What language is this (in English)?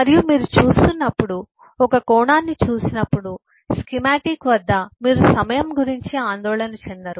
Telugu